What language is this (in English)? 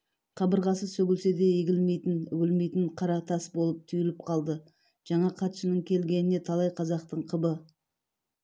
Kazakh